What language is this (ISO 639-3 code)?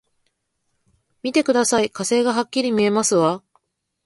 jpn